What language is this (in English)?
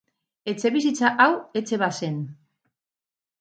Basque